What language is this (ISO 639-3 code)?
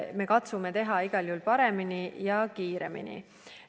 est